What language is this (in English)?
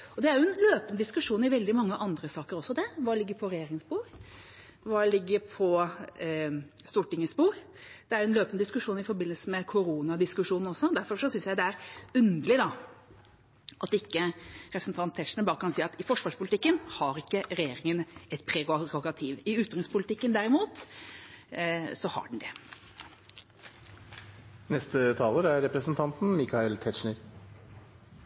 Norwegian Bokmål